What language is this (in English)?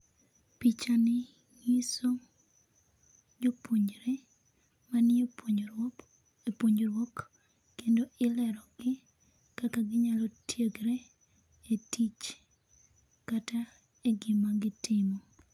Luo (Kenya and Tanzania)